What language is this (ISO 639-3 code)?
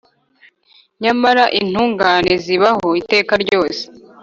kin